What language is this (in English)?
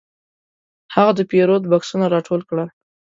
Pashto